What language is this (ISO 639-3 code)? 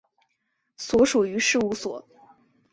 zho